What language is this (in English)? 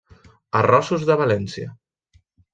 Catalan